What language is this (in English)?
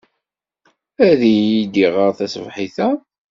Kabyle